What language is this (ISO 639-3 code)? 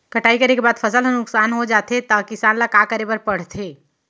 hne